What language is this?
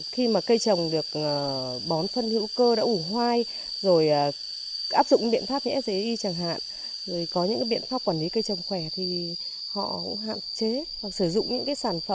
Vietnamese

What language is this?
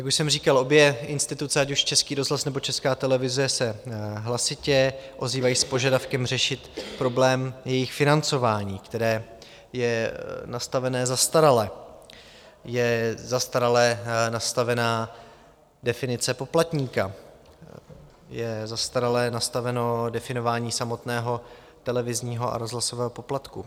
Czech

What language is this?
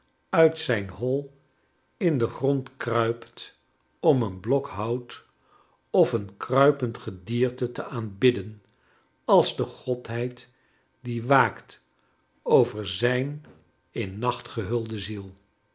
Dutch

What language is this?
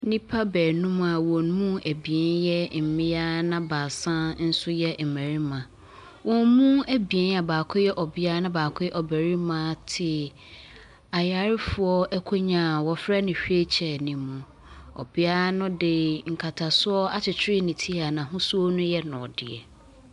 Akan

